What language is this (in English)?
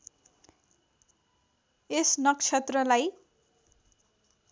Nepali